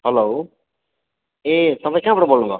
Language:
Nepali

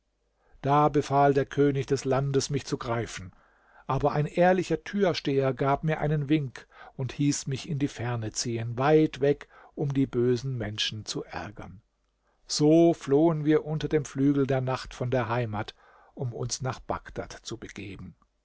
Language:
German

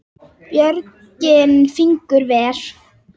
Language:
Icelandic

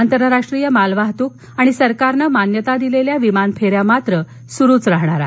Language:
Marathi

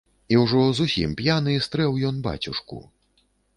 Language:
Belarusian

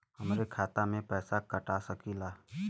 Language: Bhojpuri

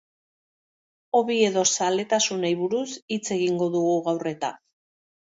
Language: Basque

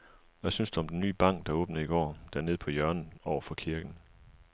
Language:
Danish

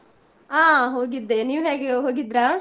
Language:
Kannada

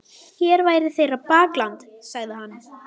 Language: Icelandic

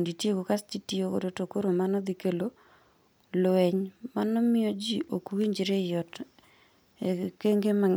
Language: Luo (Kenya and Tanzania)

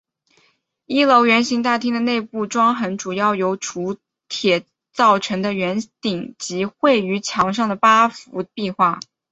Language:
Chinese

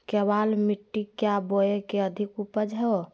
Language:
Magahi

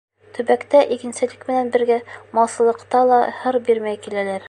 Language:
Bashkir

